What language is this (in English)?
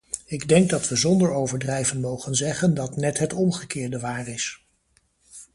Dutch